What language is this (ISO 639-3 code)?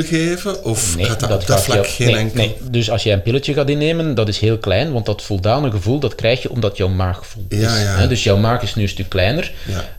nld